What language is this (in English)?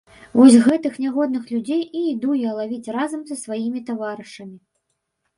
Belarusian